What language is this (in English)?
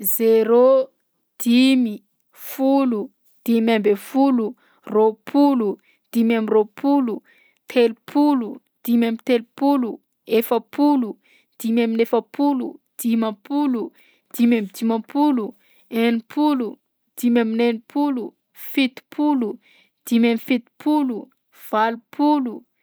Southern Betsimisaraka Malagasy